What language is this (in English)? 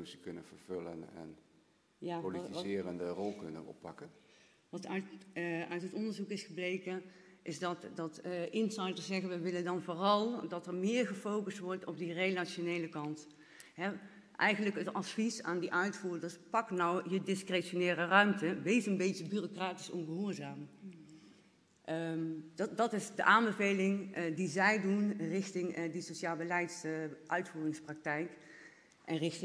Dutch